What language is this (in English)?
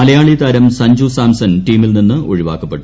Malayalam